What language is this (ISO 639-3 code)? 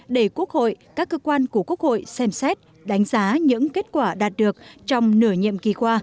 vie